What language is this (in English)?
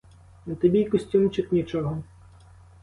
Ukrainian